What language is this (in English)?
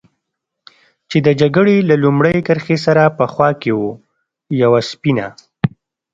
Pashto